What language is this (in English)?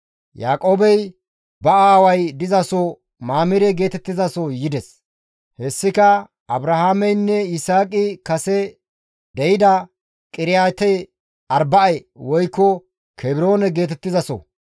Gamo